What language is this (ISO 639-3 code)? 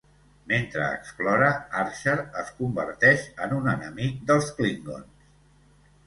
cat